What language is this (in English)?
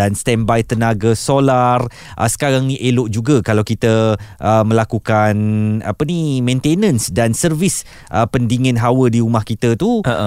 Malay